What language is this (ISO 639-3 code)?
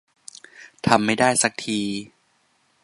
tha